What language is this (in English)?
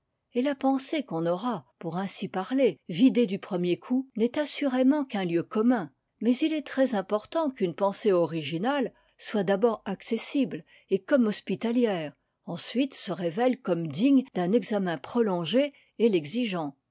French